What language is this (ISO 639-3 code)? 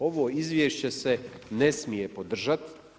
hrv